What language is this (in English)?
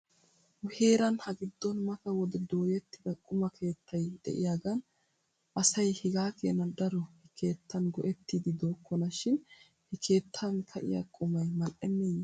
Wolaytta